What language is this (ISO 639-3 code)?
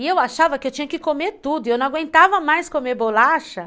por